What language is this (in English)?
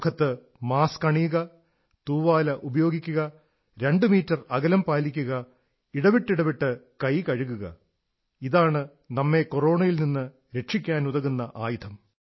Malayalam